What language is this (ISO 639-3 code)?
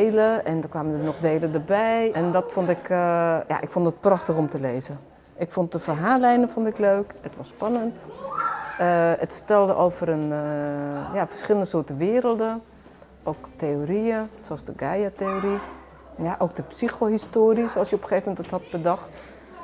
nld